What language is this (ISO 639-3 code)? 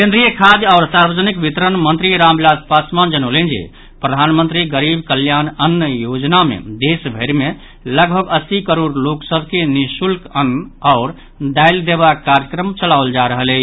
mai